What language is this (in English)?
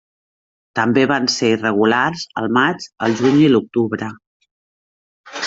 Catalan